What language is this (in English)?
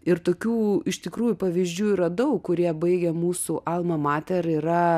Lithuanian